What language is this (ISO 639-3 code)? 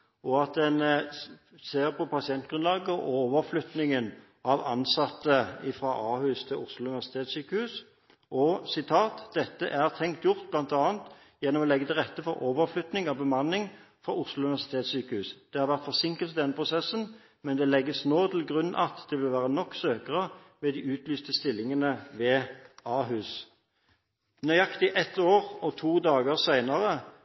nob